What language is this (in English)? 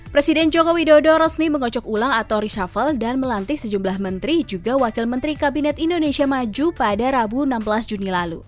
Indonesian